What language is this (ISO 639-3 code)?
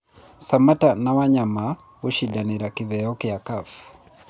kik